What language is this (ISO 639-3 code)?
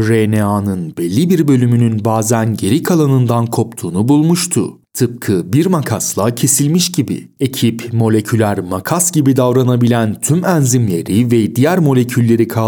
tur